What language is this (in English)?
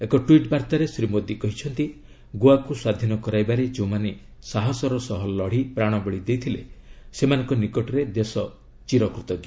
Odia